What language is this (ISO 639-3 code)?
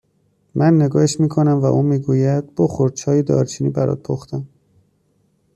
fas